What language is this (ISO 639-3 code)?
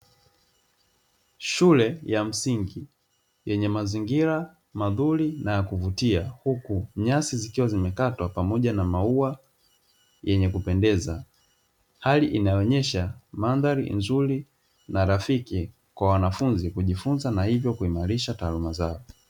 swa